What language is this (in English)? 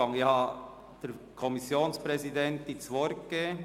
Swiss German